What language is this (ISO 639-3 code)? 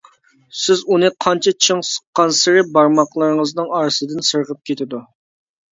uig